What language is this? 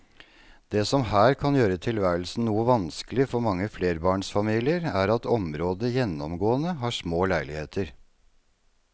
Norwegian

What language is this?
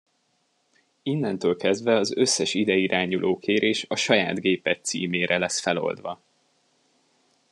Hungarian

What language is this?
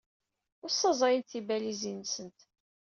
Kabyle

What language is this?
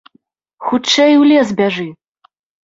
Belarusian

